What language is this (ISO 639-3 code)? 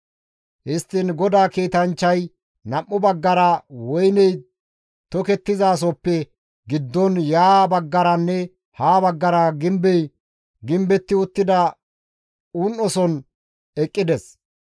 gmv